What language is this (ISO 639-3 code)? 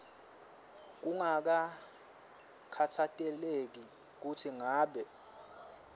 ssw